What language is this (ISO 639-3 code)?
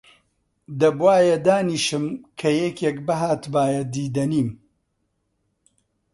ckb